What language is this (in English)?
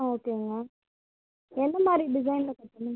Tamil